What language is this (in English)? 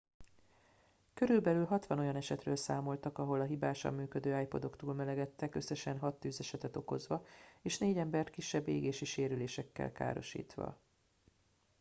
Hungarian